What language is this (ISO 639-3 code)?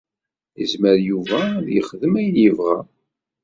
kab